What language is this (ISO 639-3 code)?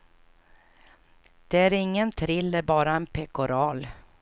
swe